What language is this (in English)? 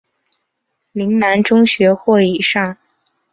Chinese